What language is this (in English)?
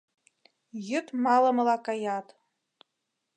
Mari